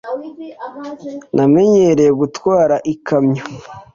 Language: Kinyarwanda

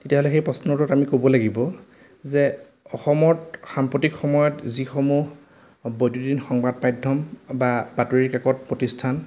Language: Assamese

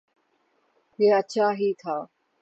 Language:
Urdu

